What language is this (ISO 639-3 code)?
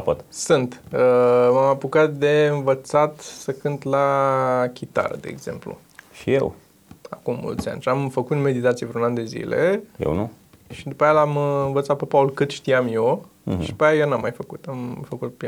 ron